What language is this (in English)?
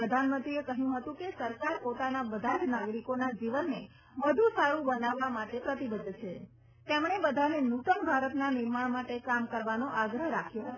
Gujarati